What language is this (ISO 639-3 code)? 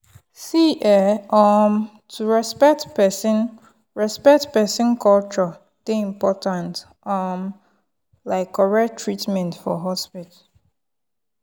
pcm